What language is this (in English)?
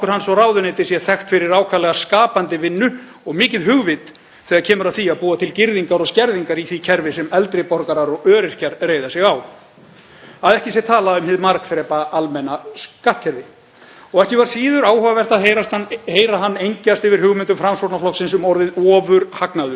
Icelandic